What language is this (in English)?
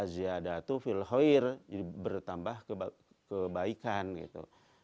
Indonesian